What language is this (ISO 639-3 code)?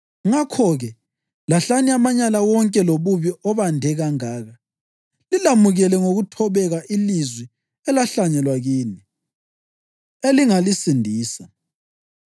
nde